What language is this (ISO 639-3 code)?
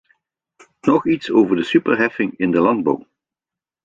nld